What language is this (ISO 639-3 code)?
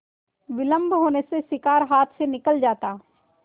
hin